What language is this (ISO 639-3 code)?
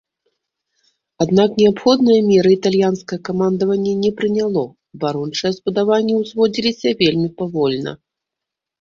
bel